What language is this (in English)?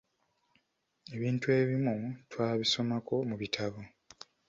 Ganda